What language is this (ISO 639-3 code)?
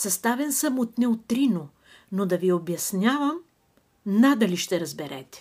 bul